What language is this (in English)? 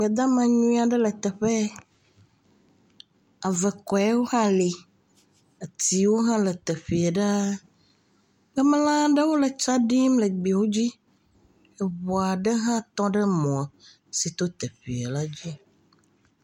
Ewe